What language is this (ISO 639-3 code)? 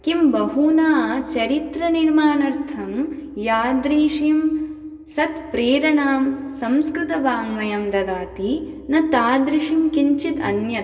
san